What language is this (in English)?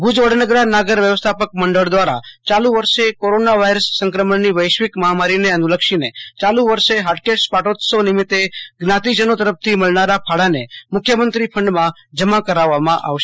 Gujarati